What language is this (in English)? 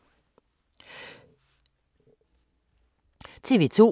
Danish